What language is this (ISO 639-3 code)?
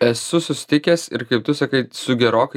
lit